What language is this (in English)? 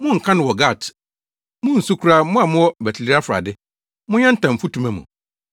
Akan